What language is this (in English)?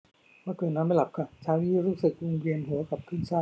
Thai